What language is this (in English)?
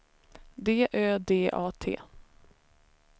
Swedish